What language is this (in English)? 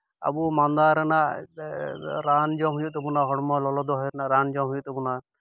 Santali